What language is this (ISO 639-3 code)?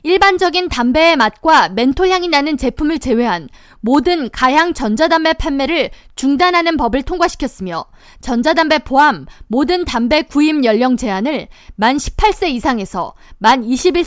kor